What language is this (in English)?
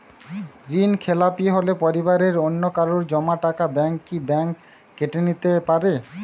Bangla